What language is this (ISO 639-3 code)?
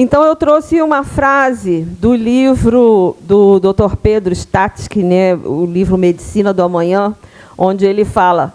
por